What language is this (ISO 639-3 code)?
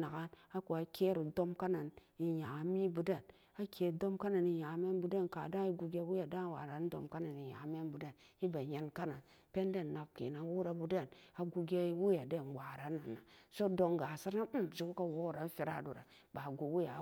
ccg